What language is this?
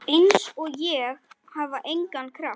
Icelandic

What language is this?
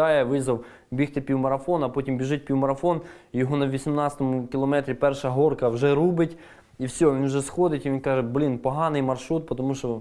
Ukrainian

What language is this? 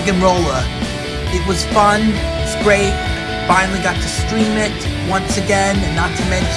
English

